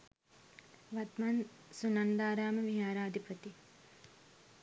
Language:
Sinhala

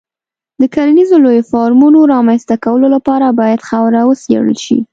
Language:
Pashto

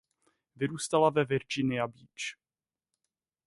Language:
Czech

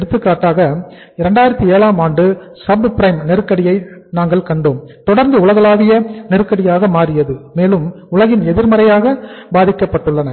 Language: Tamil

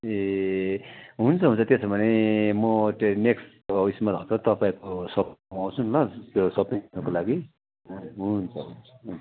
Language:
Nepali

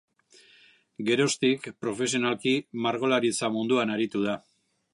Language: Basque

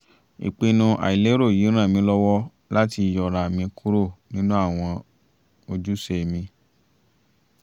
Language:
Yoruba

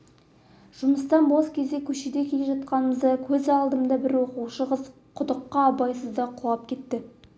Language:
Kazakh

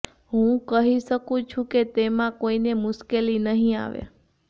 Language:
Gujarati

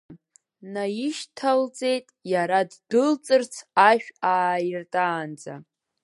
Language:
Abkhazian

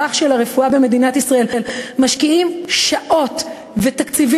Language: Hebrew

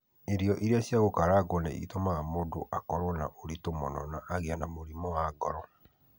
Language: Kikuyu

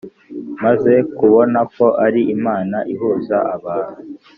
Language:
Kinyarwanda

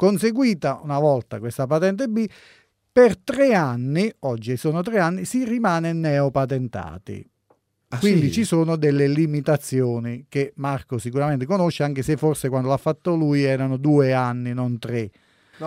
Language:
Italian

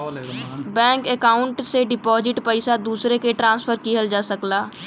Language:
Bhojpuri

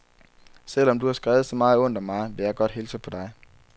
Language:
Danish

